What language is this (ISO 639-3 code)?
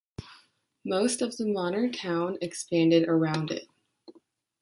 eng